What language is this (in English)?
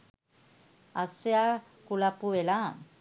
Sinhala